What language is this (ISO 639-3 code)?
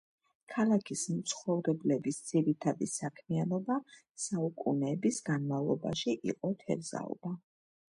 kat